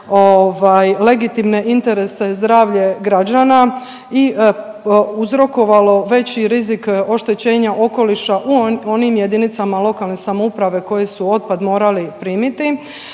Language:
Croatian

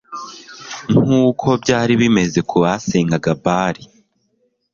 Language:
Kinyarwanda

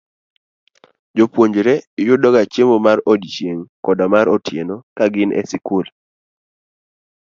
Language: Luo (Kenya and Tanzania)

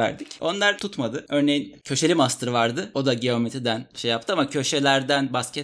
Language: Turkish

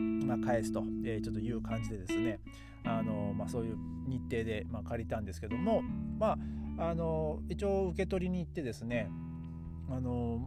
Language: Japanese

